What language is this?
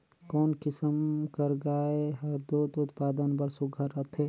Chhattisgarhi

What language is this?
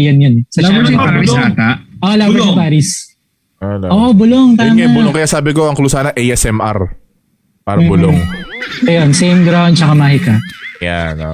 Filipino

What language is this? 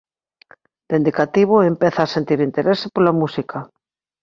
Galician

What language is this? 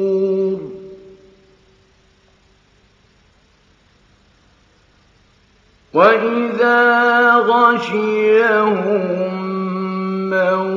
Arabic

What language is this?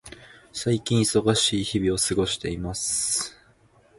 Japanese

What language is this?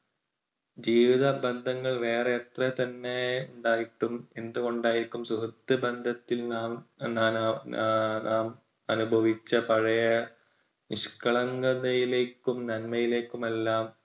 Malayalam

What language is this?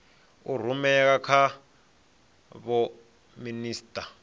Venda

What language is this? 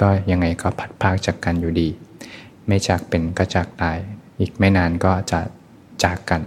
Thai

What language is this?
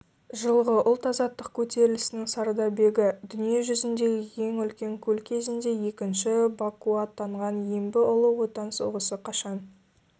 Kazakh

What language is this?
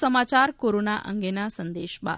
Gujarati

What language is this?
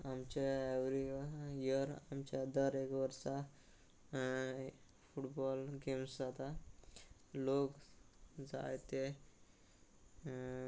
Konkani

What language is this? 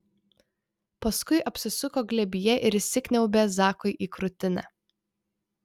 Lithuanian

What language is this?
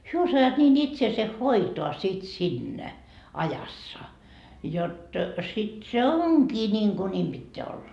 Finnish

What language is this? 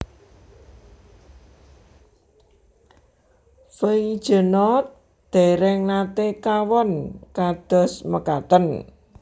Javanese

